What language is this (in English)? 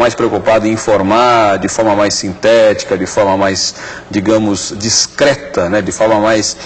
Portuguese